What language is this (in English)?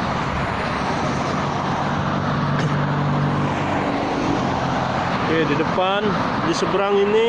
Indonesian